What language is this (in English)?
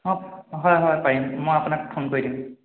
Assamese